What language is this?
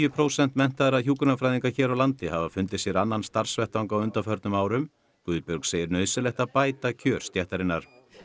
Icelandic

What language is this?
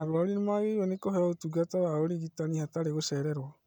Kikuyu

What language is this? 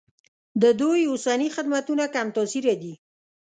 Pashto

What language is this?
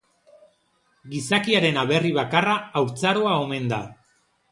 Basque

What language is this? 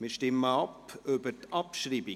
Swiss German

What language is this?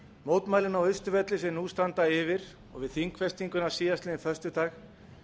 Icelandic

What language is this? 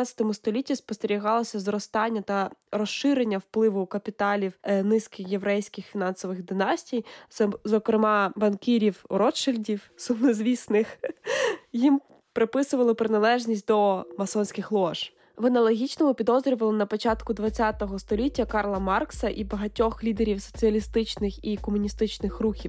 Ukrainian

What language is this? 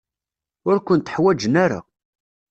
Kabyle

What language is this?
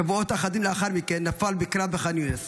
Hebrew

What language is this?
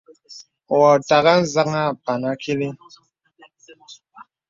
Bebele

